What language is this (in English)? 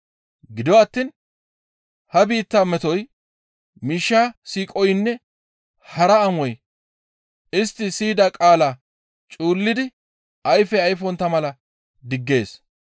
Gamo